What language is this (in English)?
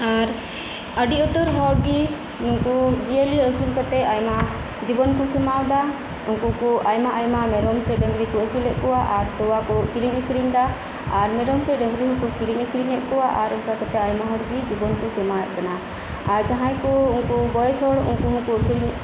Santali